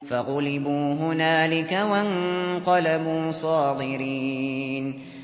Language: Arabic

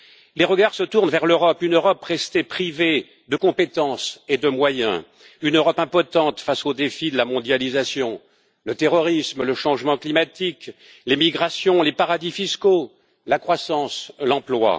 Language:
French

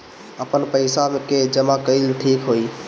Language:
Bhojpuri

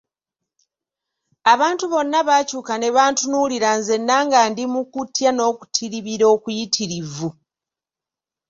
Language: Ganda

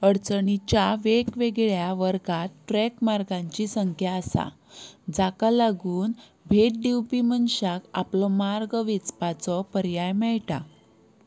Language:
Konkani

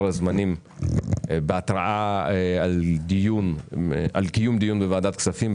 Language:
Hebrew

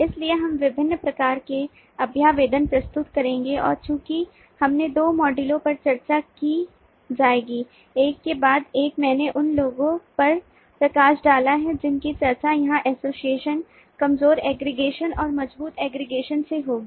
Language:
Hindi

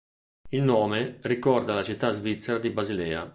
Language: Italian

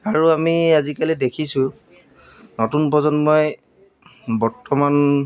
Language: Assamese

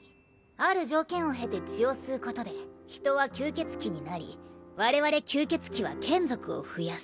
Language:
Japanese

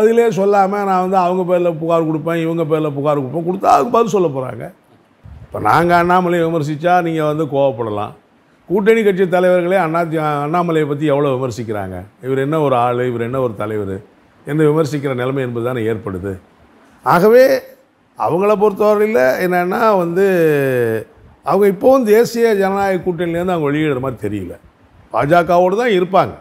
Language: Thai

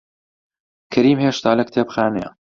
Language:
Central Kurdish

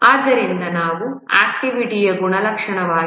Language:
Kannada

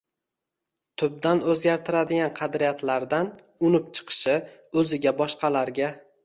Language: Uzbek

